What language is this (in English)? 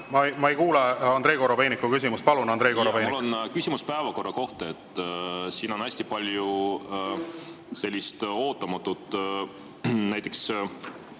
Estonian